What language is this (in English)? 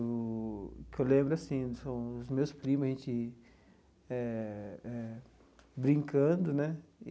Portuguese